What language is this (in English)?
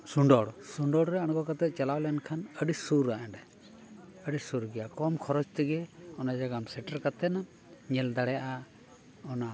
Santali